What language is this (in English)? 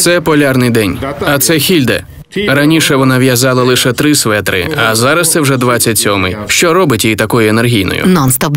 Ukrainian